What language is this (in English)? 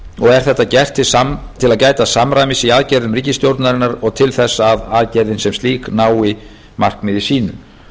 Icelandic